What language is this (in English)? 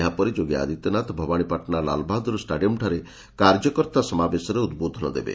Odia